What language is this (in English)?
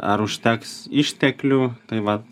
Lithuanian